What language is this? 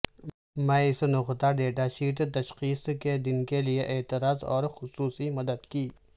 Urdu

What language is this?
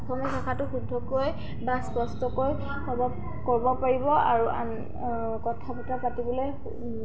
Assamese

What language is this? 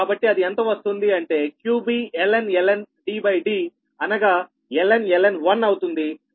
Telugu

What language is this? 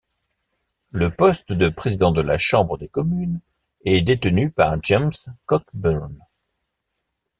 French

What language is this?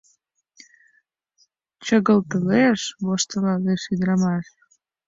Mari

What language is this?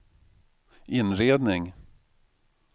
Swedish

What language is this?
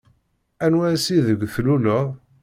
Kabyle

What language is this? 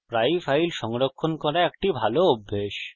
Bangla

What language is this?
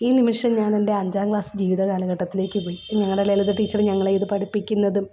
Malayalam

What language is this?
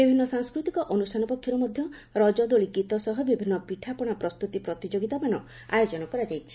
Odia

